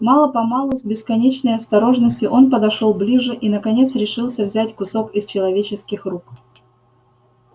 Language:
Russian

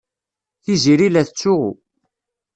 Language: Kabyle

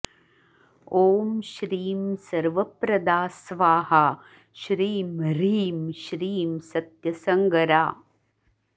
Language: Sanskrit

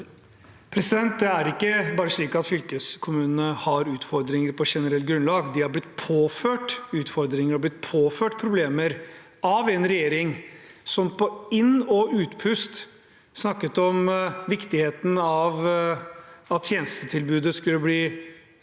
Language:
Norwegian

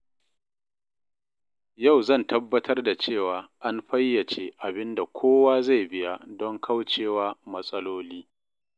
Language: Hausa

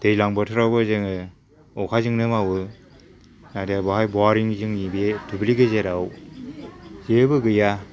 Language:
Bodo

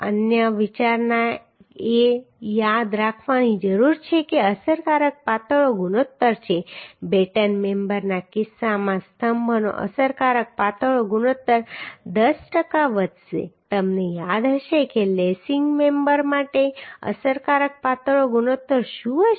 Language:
Gujarati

